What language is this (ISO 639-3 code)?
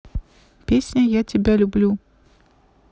rus